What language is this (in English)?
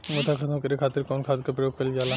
Bhojpuri